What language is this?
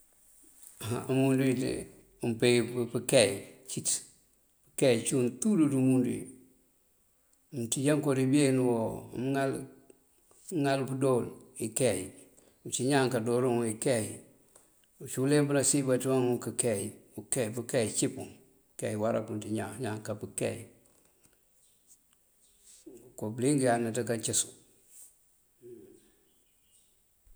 Mandjak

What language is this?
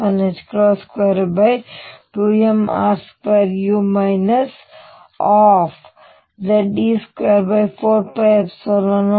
Kannada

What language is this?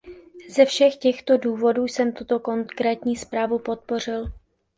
Czech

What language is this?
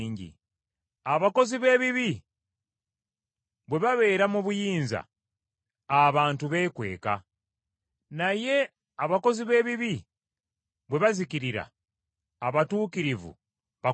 Ganda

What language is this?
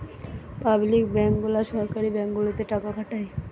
Bangla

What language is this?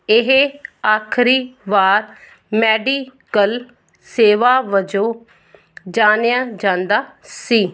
Punjabi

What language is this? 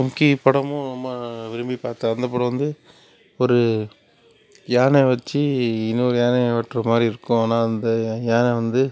Tamil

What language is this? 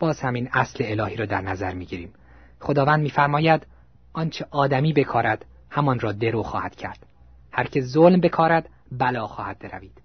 Persian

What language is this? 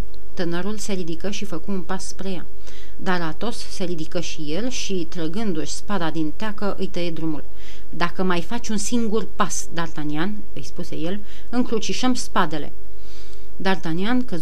Romanian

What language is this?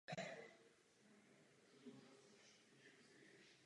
Czech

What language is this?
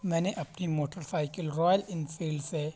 Urdu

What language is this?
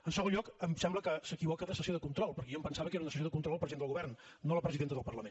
Catalan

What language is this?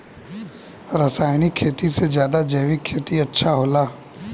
Bhojpuri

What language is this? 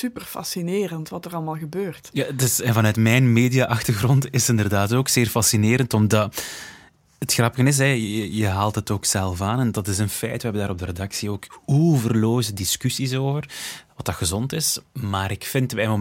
Dutch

